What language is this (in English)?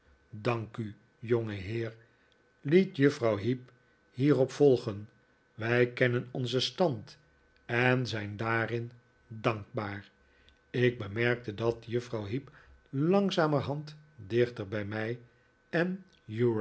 Dutch